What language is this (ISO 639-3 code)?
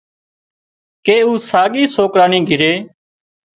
kxp